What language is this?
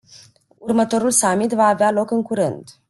Romanian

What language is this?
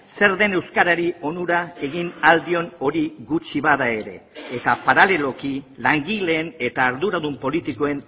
Basque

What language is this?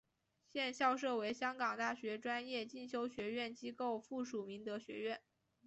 Chinese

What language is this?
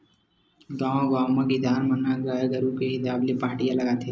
Chhattisgarhi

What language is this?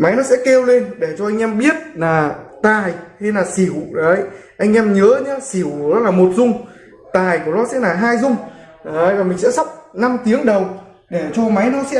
Vietnamese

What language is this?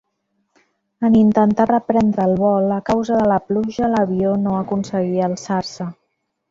Catalan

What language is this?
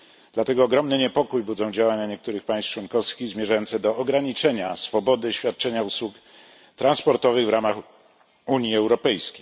Polish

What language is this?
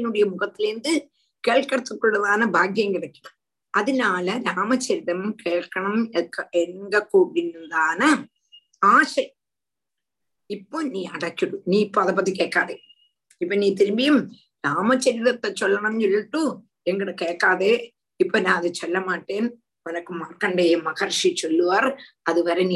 Tamil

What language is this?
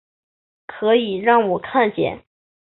Chinese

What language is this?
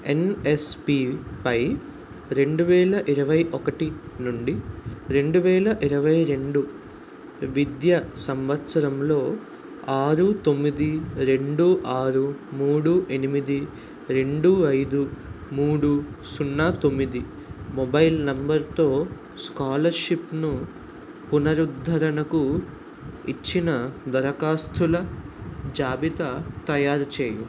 Telugu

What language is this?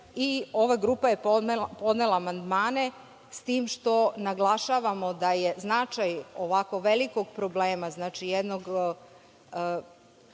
Serbian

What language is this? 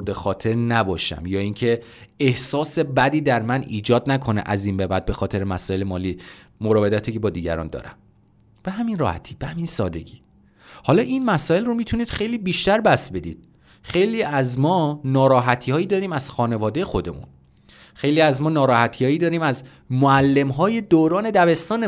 Persian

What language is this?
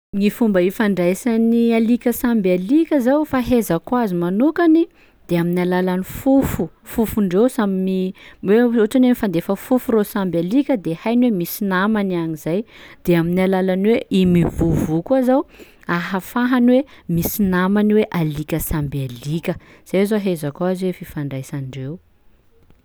Sakalava Malagasy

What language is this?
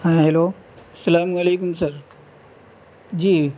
Urdu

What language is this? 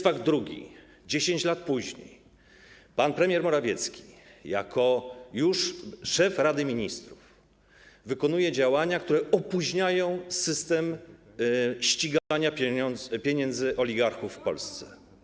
Polish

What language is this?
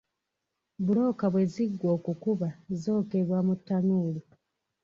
Ganda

